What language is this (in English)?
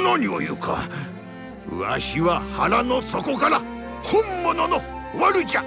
Japanese